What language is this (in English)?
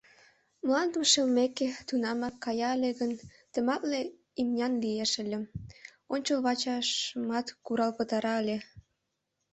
Mari